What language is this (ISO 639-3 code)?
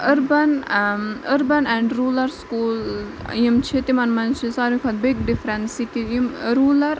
kas